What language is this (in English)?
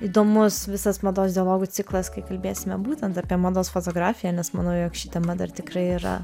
Lithuanian